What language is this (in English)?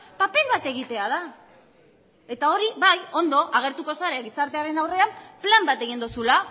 Basque